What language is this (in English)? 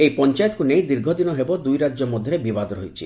Odia